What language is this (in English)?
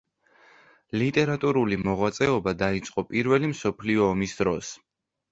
Georgian